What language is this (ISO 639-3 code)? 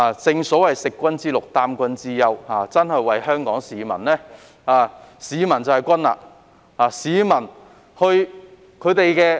yue